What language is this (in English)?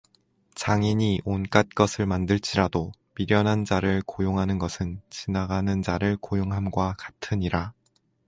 Korean